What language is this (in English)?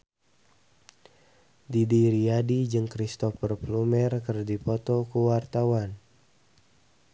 Sundanese